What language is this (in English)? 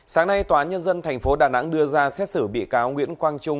Vietnamese